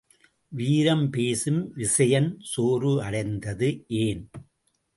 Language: Tamil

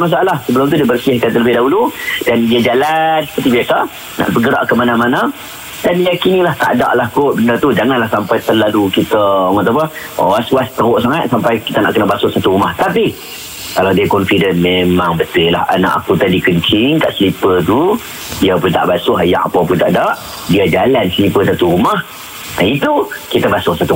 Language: Malay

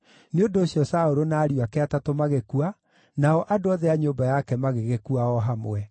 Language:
Kikuyu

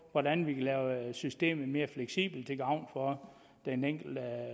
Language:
Danish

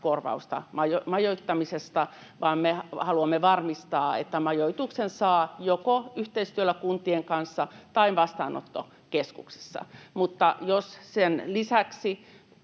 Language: Finnish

